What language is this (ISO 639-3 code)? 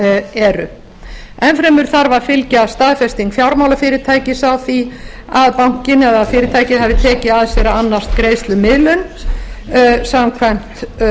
isl